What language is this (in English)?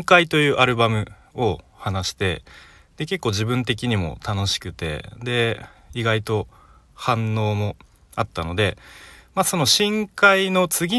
Japanese